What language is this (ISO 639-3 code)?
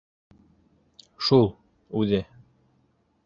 bak